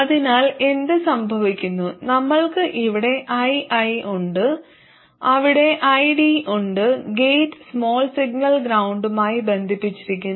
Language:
Malayalam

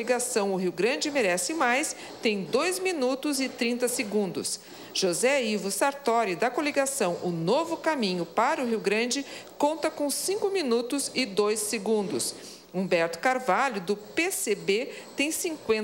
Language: Portuguese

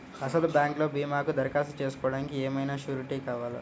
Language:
Telugu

